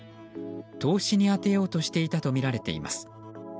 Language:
Japanese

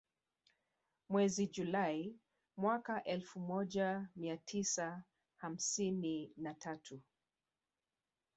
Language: Swahili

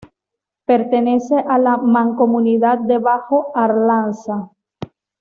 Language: Spanish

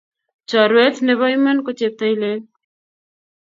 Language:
Kalenjin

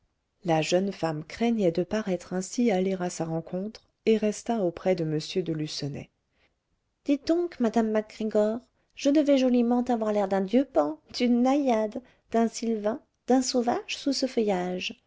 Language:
French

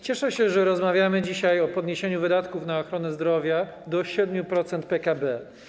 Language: Polish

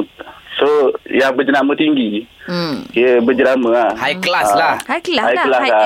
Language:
Malay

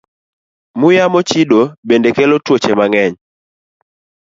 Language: Luo (Kenya and Tanzania)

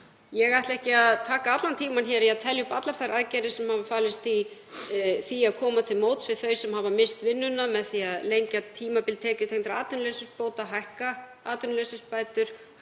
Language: Icelandic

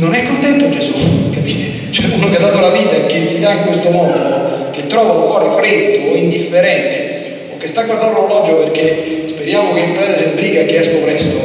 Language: Italian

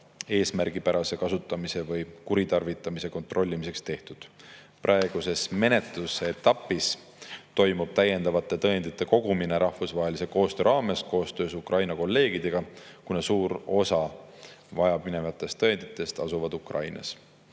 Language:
Estonian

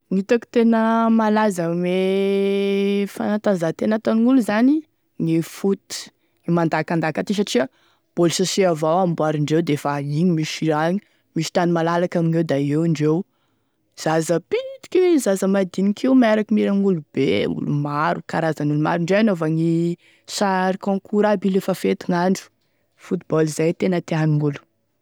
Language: Tesaka Malagasy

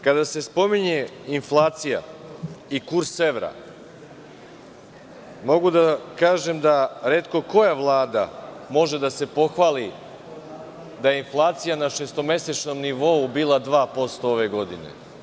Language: Serbian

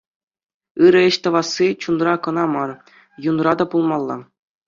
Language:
Chuvash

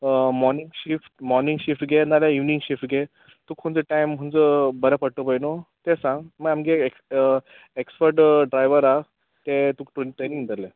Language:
Konkani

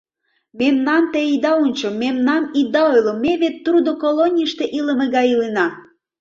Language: Mari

